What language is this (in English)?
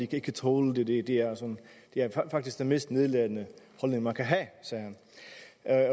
Danish